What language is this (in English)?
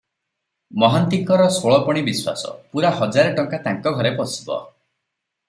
Odia